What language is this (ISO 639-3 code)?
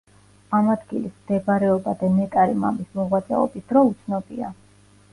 kat